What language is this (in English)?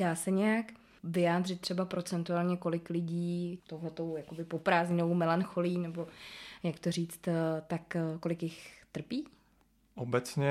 Czech